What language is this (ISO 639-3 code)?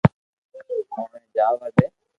lrk